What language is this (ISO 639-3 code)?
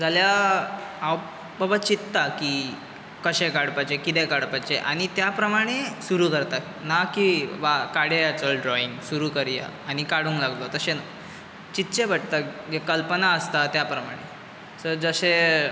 kok